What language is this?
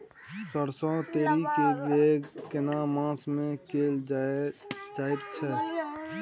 Maithili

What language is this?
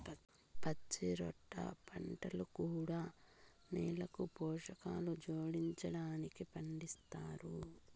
Telugu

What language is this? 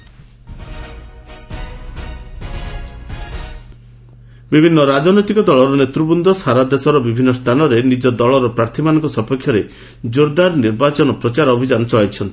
Odia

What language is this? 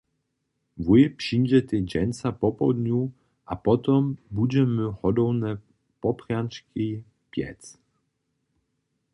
Upper Sorbian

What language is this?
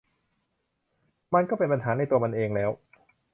Thai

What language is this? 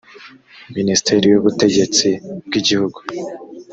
Kinyarwanda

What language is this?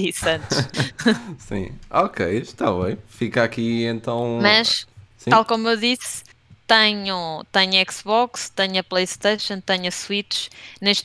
Portuguese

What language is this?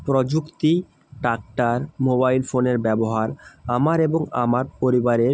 Bangla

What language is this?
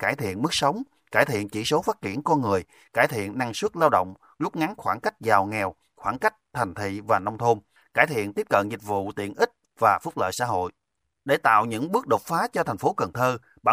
Vietnamese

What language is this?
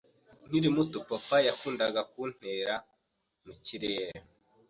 Kinyarwanda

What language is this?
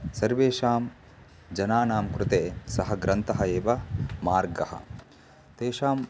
Sanskrit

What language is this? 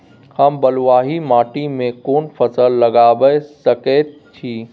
Maithili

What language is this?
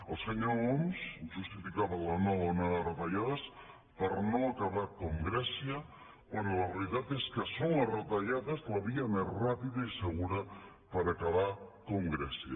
Catalan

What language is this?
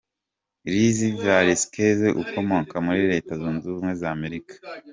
Kinyarwanda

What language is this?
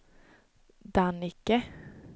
Swedish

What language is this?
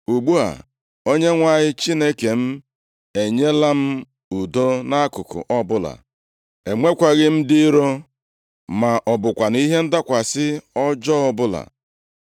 Igbo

